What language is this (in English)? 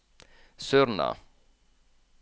Norwegian